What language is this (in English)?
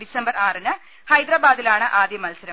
Malayalam